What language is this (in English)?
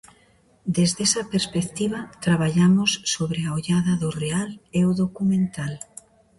Galician